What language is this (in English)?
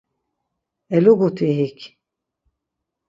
Laz